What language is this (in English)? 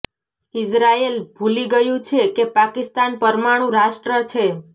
Gujarati